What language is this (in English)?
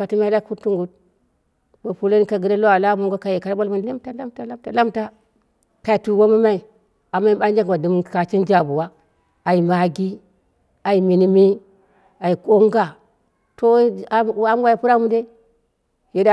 Dera (Nigeria)